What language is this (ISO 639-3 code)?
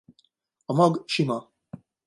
hun